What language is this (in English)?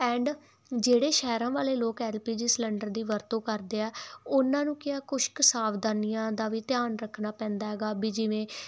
Punjabi